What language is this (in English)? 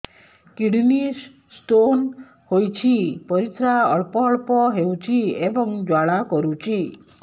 Odia